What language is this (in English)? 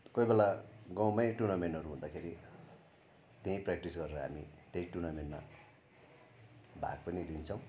Nepali